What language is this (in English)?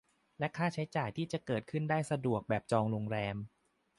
Thai